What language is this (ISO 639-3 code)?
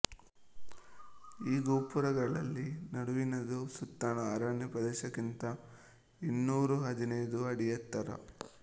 kan